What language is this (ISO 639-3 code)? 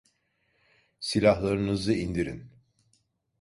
tur